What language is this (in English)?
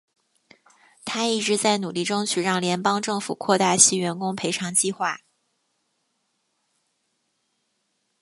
Chinese